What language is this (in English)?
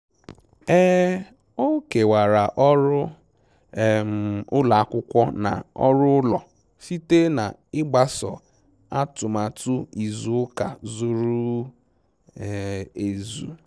Igbo